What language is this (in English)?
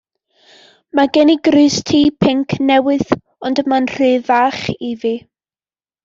Welsh